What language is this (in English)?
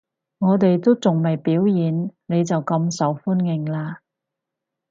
Cantonese